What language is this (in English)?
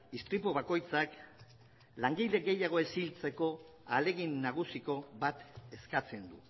Basque